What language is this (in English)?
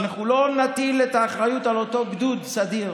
Hebrew